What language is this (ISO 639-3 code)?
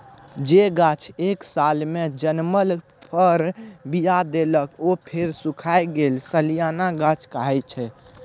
mai